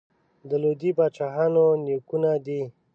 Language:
Pashto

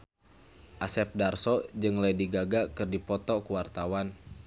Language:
Sundanese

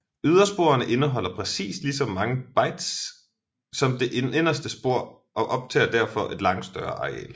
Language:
Danish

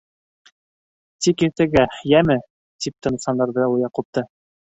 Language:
Bashkir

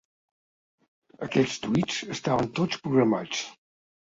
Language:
Catalan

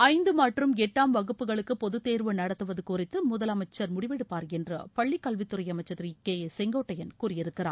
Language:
Tamil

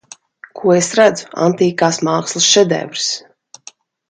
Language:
Latvian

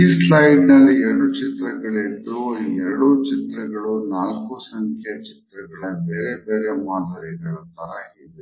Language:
Kannada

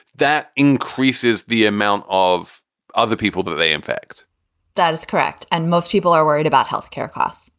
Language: English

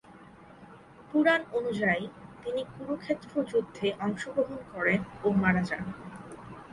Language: Bangla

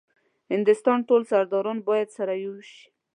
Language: Pashto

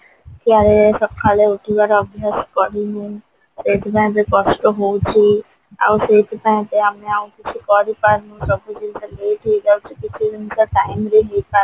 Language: Odia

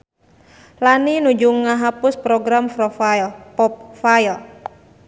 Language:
Sundanese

